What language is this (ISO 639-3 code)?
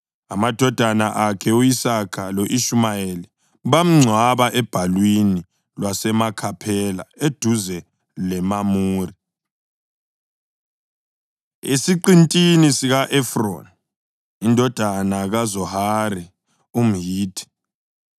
nde